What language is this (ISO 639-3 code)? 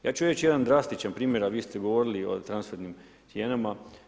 hrv